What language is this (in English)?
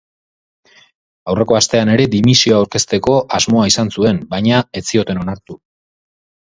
Basque